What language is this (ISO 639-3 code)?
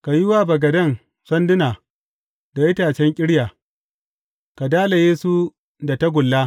hau